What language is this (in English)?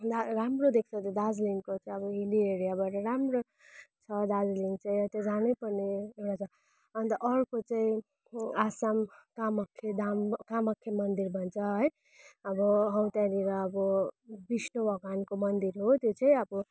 Nepali